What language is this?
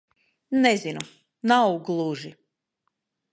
Latvian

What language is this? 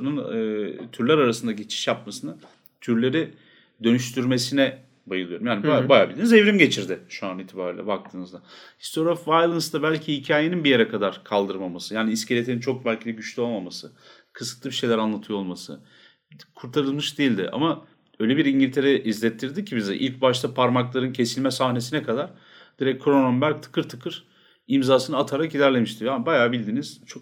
Turkish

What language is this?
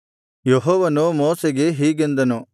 Kannada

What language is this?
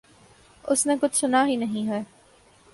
Urdu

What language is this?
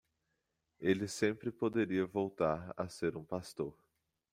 Portuguese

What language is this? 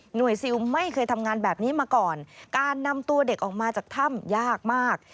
Thai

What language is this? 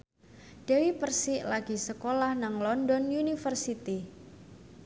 Javanese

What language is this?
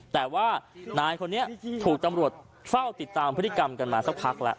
Thai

